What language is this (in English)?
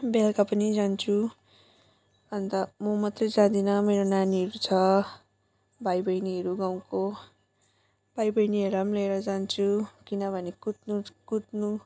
Nepali